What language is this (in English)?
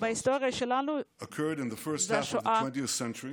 Hebrew